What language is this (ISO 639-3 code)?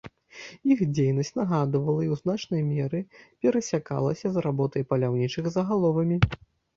bel